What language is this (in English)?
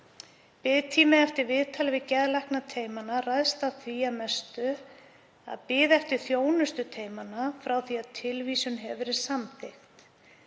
Icelandic